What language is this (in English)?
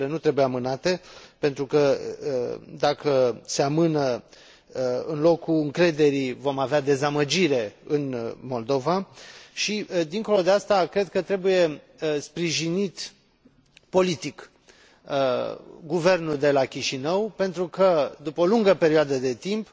Romanian